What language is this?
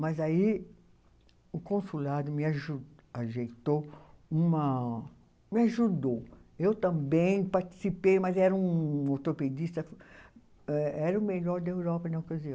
Portuguese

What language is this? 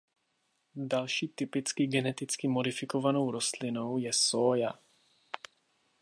Czech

